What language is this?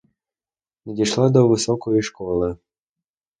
Ukrainian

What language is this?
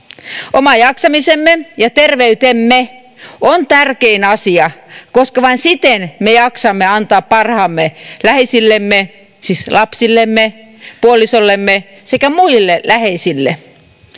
Finnish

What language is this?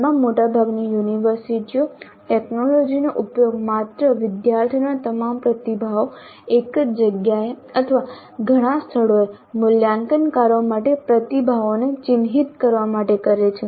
Gujarati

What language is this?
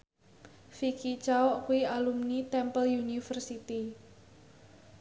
Javanese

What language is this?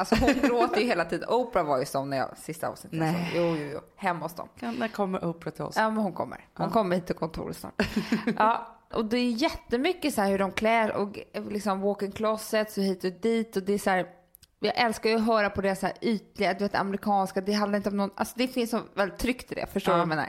Swedish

